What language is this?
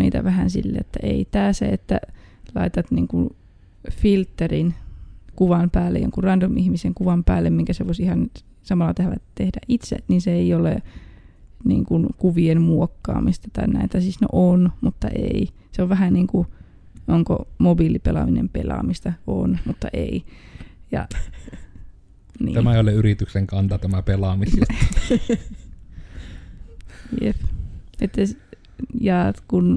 Finnish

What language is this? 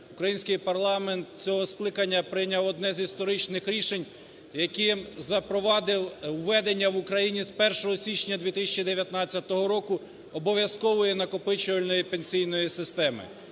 Ukrainian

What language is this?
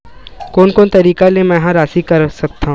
Chhattisgarhi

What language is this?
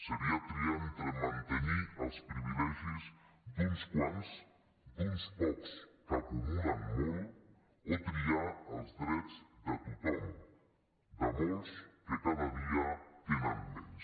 Catalan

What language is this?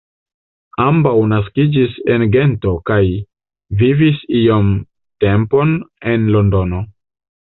Esperanto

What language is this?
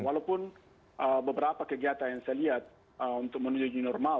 Indonesian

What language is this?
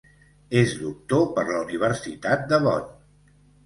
Catalan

